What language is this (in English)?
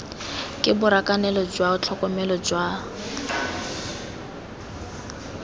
Tswana